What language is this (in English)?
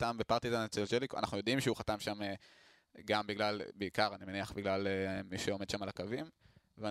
Hebrew